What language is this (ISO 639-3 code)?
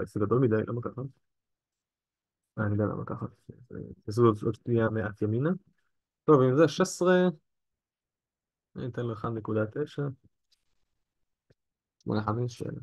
heb